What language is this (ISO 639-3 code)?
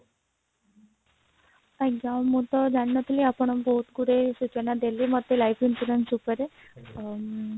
ori